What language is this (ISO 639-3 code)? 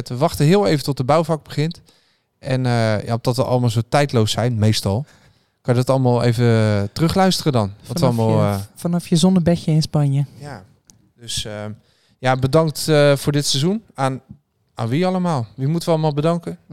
nld